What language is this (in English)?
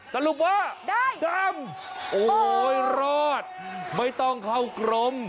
Thai